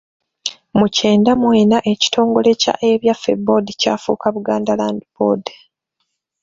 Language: Ganda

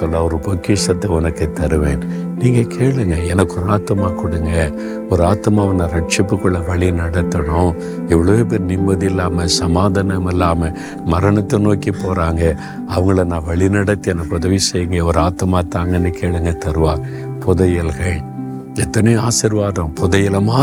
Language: Tamil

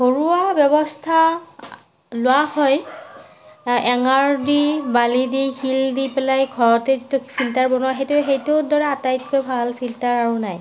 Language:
Assamese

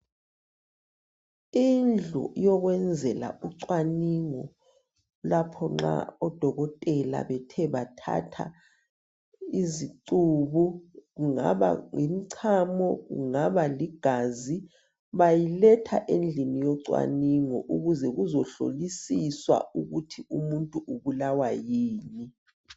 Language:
North Ndebele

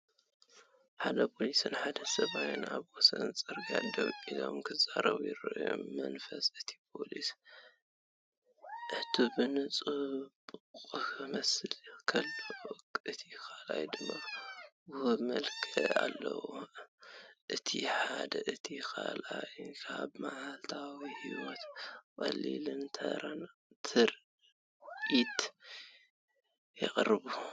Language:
Tigrinya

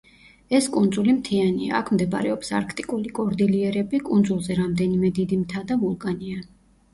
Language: Georgian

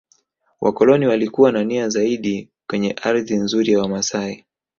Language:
Swahili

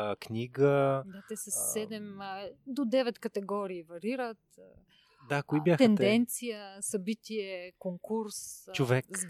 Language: Bulgarian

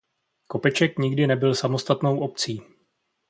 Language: Czech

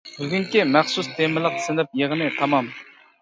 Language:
Uyghur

